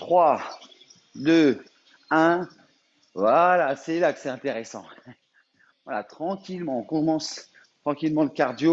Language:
French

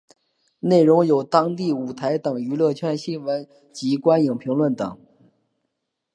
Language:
Chinese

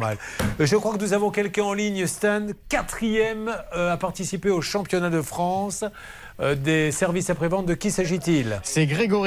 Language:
French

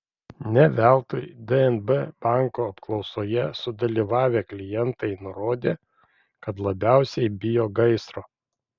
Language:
Lithuanian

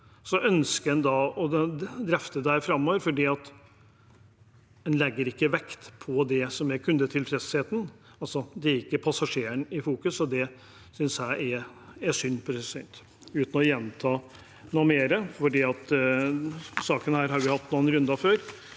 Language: Norwegian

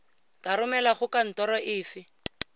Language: Tswana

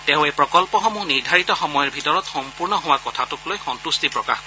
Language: Assamese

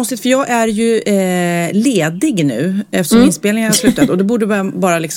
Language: Swedish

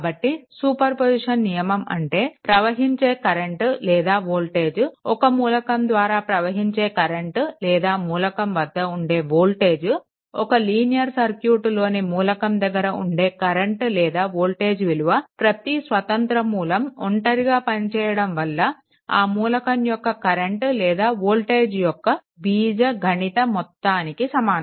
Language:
Telugu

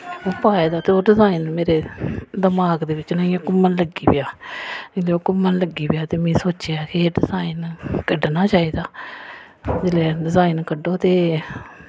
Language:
Dogri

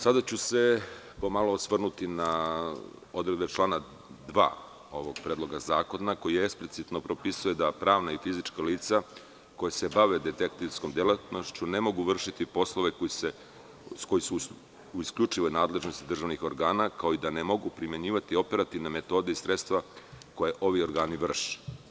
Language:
Serbian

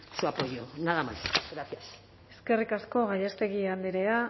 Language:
Basque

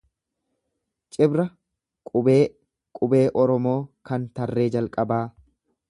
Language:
Oromo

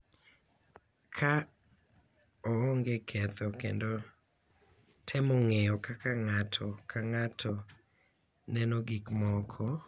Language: Luo (Kenya and Tanzania)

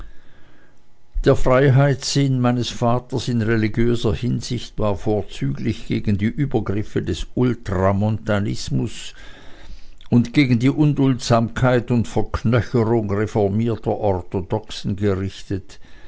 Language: German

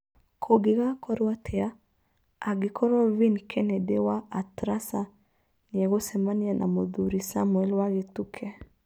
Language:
Kikuyu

